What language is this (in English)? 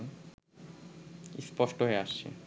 Bangla